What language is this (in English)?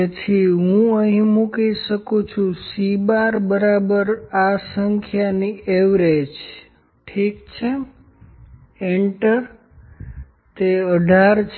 Gujarati